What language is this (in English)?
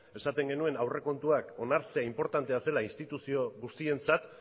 Basque